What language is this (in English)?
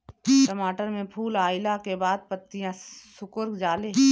Bhojpuri